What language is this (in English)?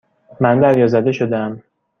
Persian